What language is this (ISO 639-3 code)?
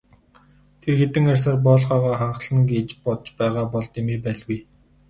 mon